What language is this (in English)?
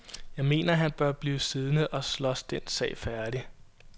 Danish